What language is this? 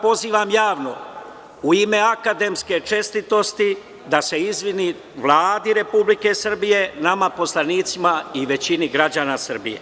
Serbian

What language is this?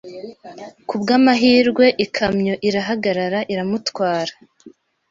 Kinyarwanda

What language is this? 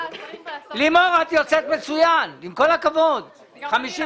Hebrew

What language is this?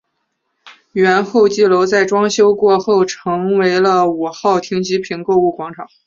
Chinese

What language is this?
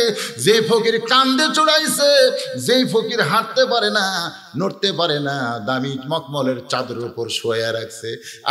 Arabic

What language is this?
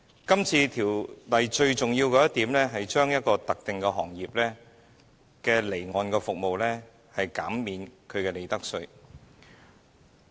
Cantonese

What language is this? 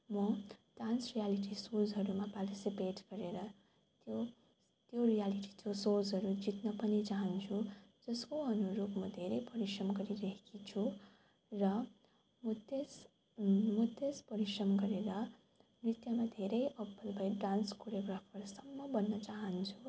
Nepali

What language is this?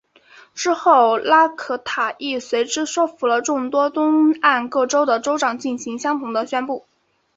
Chinese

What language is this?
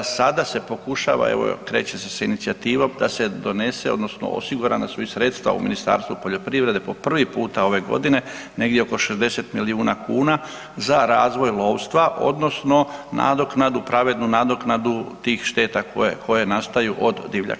Croatian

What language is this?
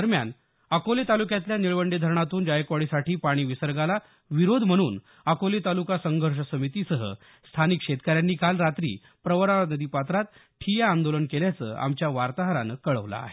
Marathi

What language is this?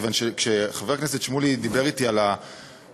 Hebrew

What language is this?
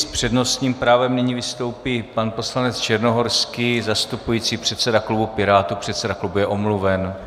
Czech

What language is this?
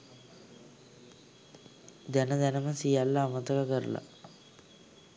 Sinhala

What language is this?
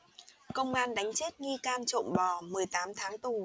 Vietnamese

